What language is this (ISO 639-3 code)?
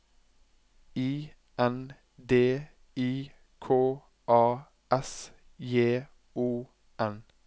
nor